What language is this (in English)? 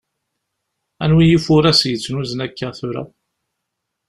Kabyle